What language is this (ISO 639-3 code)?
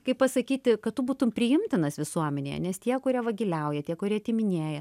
lit